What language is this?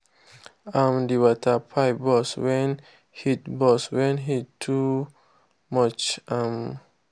Nigerian Pidgin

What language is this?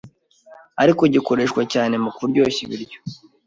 Kinyarwanda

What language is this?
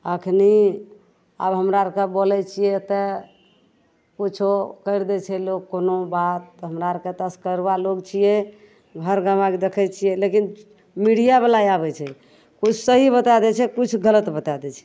Maithili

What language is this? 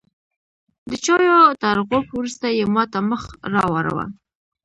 Pashto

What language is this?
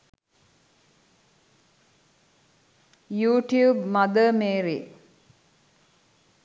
Sinhala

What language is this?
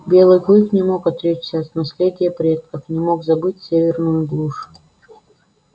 Russian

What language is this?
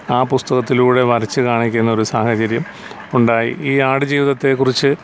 Malayalam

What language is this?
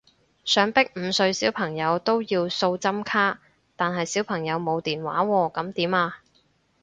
Cantonese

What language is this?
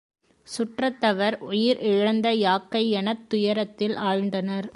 Tamil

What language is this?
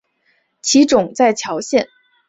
Chinese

